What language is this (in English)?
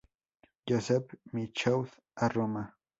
Spanish